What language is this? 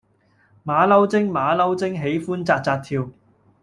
Cantonese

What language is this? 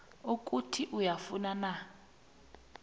South Ndebele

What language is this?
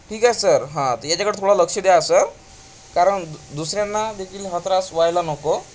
Marathi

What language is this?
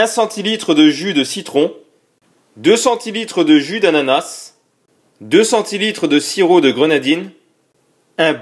French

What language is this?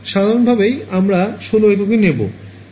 Bangla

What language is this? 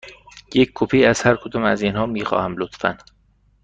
Persian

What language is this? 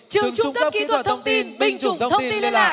Vietnamese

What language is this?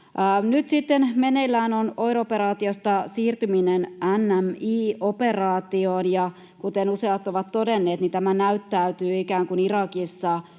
Finnish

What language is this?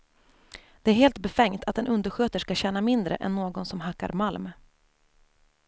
Swedish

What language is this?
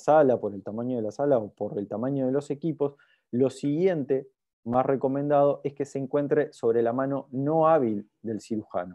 Spanish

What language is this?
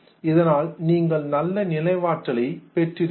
Tamil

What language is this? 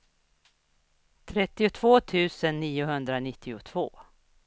Swedish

